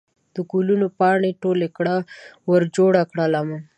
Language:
Pashto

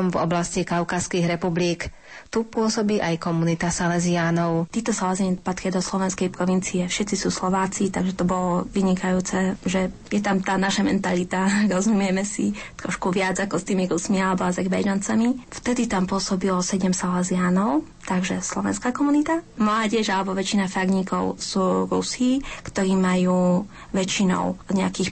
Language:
Slovak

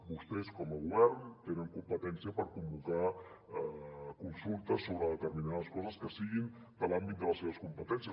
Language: Catalan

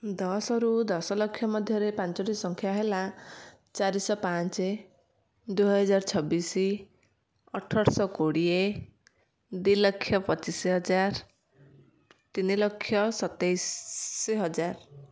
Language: Odia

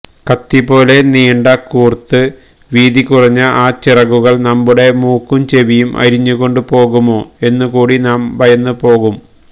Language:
Malayalam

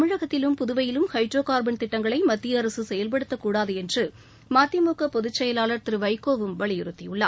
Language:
Tamil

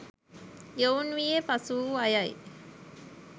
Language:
Sinhala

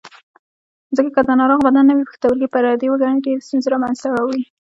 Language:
Pashto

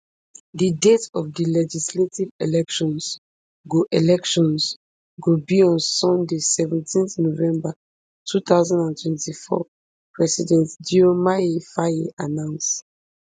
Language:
Nigerian Pidgin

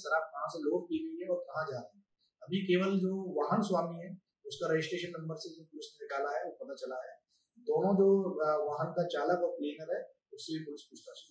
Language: Hindi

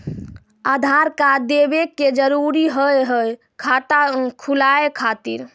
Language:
Maithili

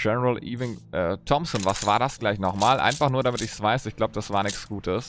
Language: German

